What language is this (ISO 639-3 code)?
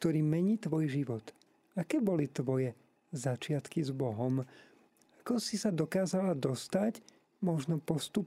slk